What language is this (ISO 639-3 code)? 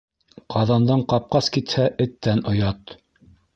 bak